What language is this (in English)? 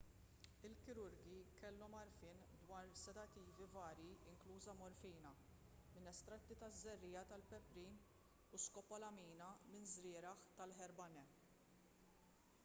Maltese